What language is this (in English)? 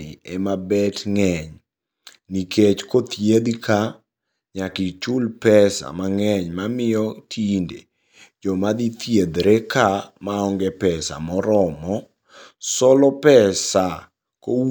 Luo (Kenya and Tanzania)